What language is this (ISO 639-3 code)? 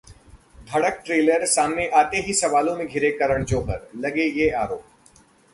hin